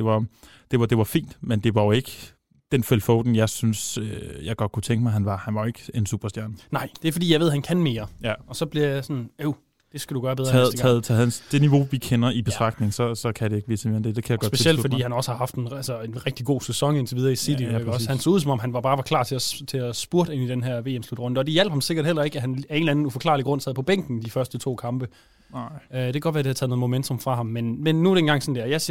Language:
Danish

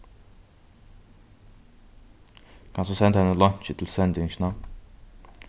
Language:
Faroese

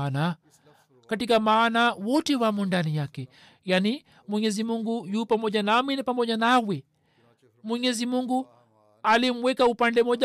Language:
Swahili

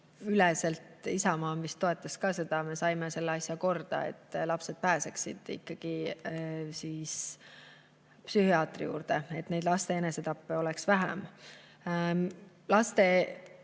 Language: Estonian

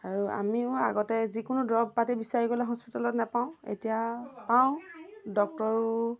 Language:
Assamese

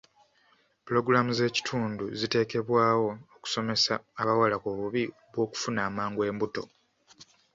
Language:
Ganda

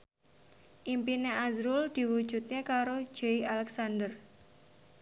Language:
Javanese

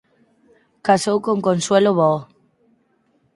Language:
Galician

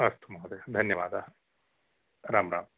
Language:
Sanskrit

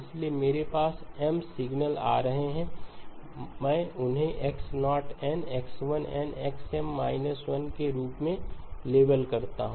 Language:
Hindi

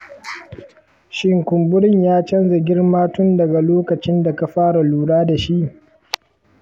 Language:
Hausa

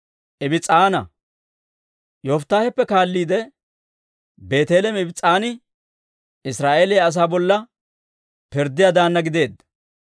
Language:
Dawro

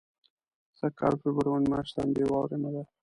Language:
Pashto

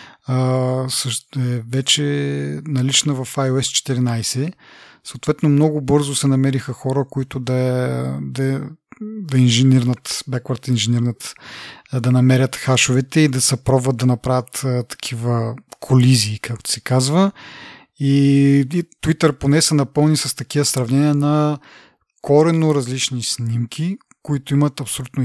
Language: Bulgarian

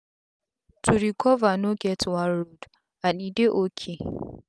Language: Nigerian Pidgin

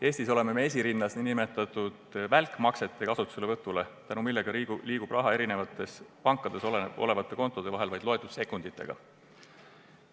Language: Estonian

